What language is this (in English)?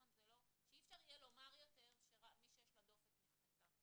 Hebrew